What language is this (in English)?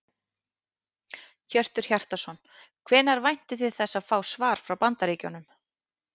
Icelandic